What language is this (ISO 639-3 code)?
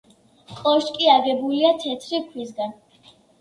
kat